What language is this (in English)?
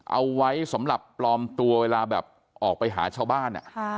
Thai